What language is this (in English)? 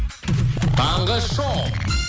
Kazakh